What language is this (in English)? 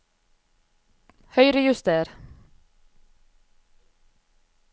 Norwegian